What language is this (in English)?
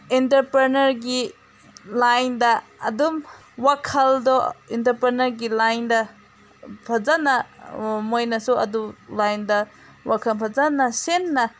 Manipuri